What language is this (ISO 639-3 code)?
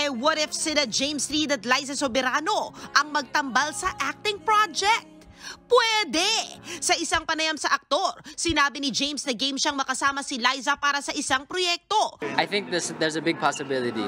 fil